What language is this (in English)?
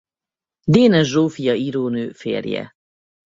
Hungarian